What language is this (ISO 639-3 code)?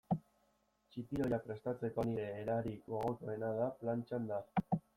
eus